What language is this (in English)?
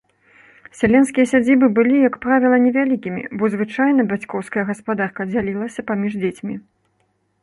Belarusian